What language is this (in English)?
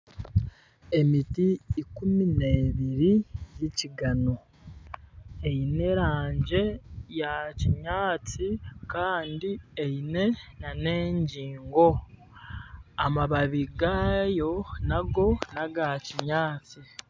Nyankole